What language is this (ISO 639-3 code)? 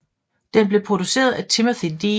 dan